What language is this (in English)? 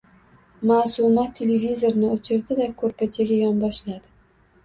Uzbek